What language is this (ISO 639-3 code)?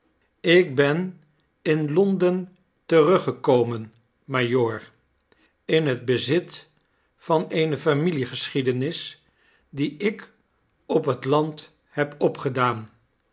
nld